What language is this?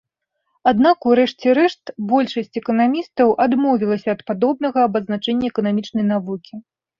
Belarusian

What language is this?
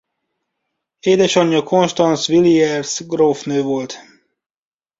Hungarian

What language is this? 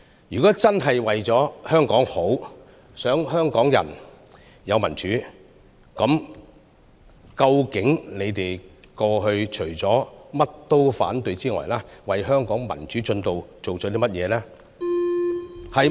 Cantonese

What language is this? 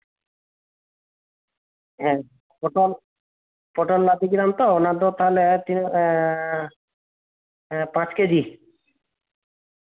Santali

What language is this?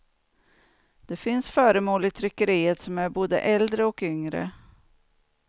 Swedish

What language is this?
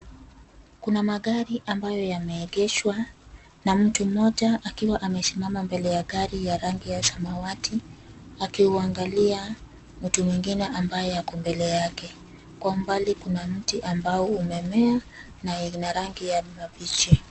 Swahili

